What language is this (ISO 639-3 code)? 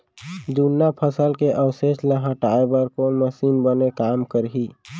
hne